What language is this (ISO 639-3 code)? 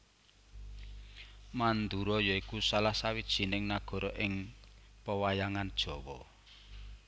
jav